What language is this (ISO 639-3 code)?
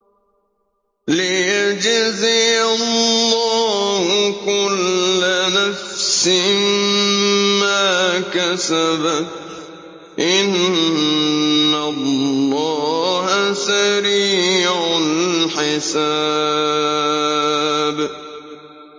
ara